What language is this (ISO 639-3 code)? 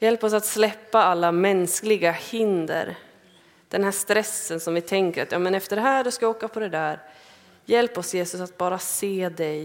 swe